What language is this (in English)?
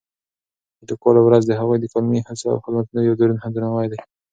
Pashto